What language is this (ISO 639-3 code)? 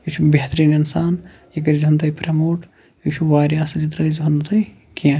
kas